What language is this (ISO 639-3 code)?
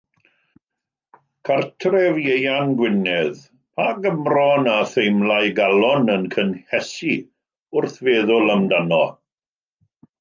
cym